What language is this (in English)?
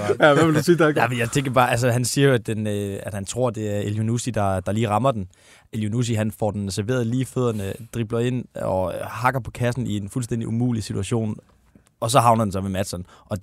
Danish